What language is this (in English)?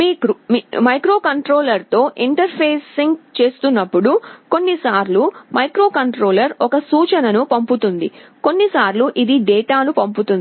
Telugu